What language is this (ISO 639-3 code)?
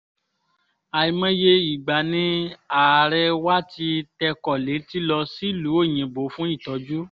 yor